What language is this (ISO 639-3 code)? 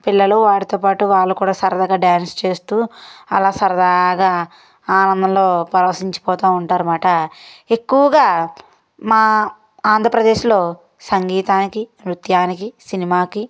tel